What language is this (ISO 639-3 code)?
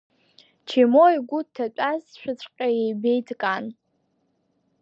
abk